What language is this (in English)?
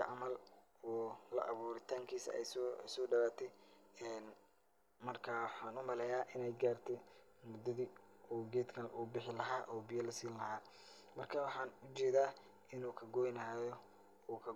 Somali